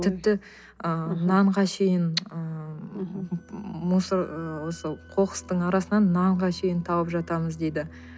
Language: Kazakh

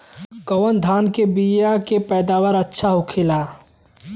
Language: Bhojpuri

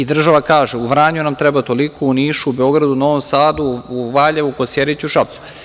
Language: Serbian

